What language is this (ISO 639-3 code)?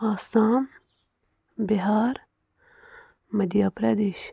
kas